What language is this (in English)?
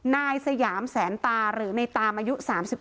Thai